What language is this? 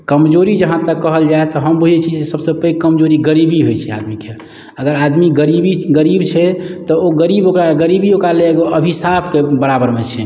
Maithili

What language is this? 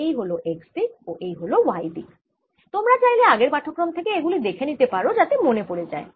Bangla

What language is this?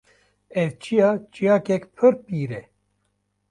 Kurdish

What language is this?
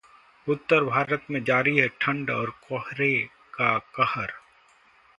Hindi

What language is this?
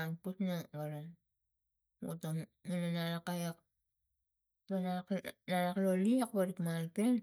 Tigak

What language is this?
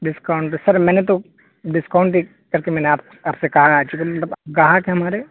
Urdu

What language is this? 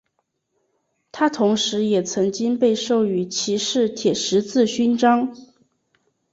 Chinese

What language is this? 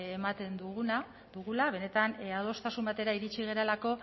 Basque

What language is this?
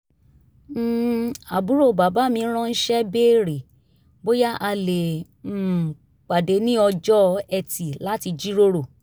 Yoruba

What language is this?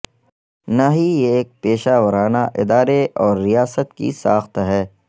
Urdu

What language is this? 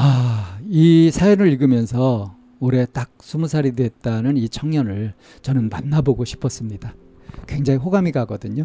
Korean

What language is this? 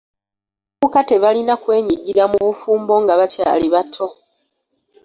Ganda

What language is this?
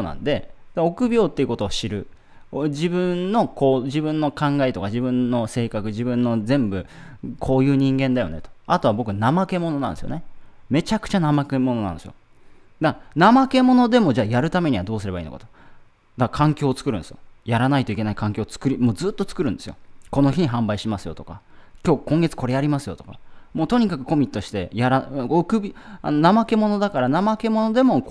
Japanese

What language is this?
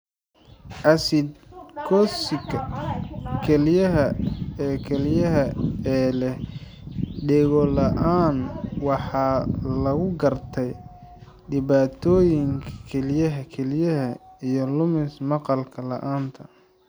Somali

